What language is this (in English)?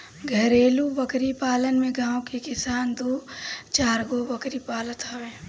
Bhojpuri